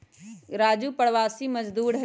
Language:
Magahi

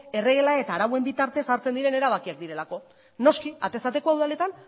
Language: Basque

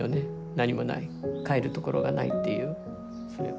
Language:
Japanese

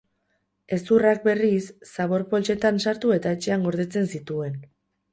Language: Basque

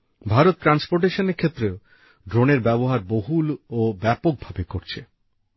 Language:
Bangla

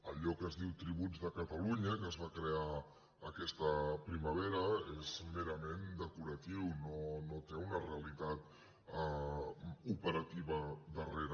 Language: Catalan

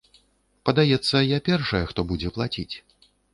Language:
Belarusian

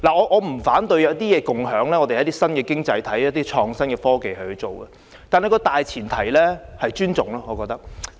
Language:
Cantonese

